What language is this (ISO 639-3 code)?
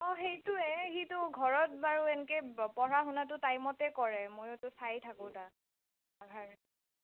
asm